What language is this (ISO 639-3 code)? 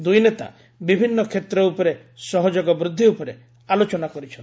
ori